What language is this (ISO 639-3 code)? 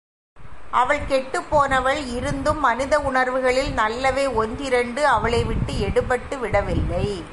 tam